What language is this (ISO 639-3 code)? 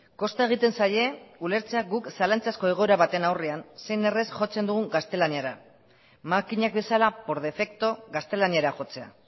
eus